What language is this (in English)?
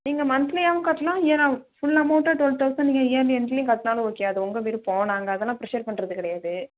Tamil